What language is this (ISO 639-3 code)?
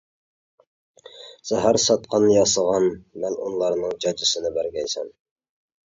uig